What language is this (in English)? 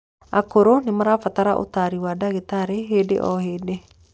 Kikuyu